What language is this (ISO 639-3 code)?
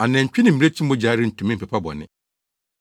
aka